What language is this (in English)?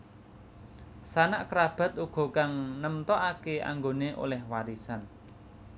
Javanese